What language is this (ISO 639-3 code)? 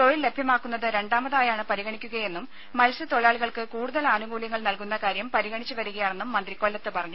mal